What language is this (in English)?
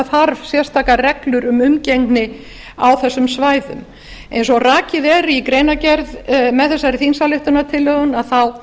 Icelandic